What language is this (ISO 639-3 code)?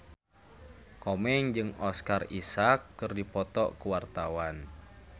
sun